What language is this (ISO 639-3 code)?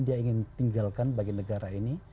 ind